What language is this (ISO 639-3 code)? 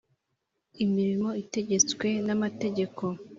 kin